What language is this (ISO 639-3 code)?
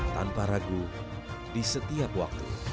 ind